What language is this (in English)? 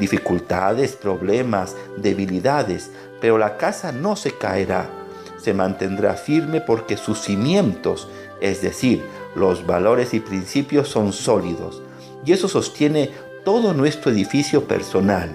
Spanish